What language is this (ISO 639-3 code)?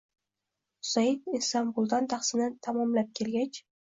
uzb